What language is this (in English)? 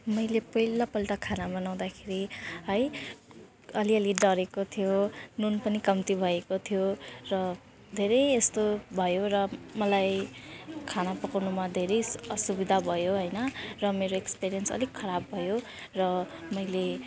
Nepali